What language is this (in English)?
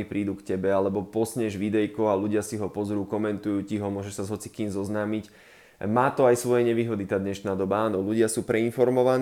Slovak